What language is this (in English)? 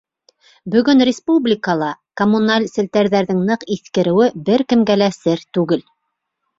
Bashkir